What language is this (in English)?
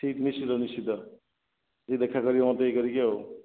Odia